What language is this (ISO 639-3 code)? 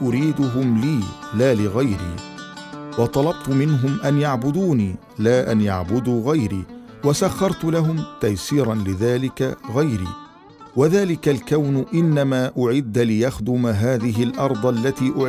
ara